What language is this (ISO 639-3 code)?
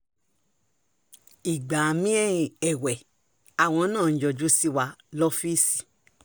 yor